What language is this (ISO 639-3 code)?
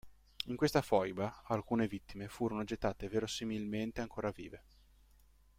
ita